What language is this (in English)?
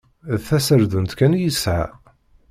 Kabyle